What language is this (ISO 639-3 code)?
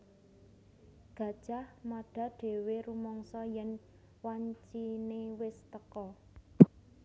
jav